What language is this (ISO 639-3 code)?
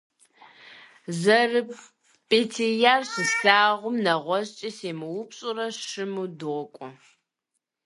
kbd